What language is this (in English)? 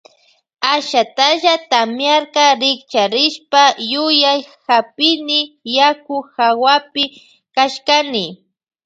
Loja Highland Quichua